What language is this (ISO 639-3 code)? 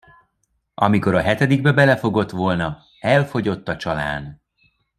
hun